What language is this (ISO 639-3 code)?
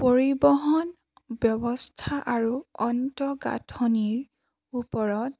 asm